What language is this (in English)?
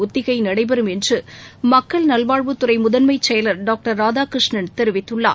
Tamil